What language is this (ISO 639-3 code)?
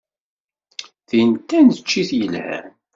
kab